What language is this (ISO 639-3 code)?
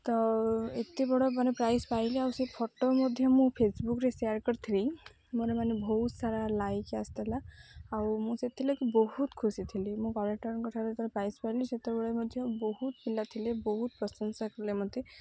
ori